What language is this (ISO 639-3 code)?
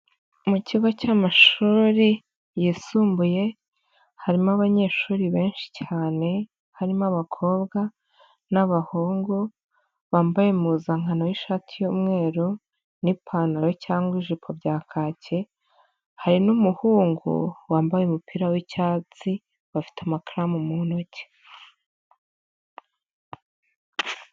kin